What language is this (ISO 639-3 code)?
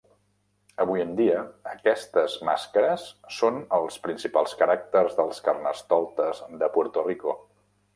cat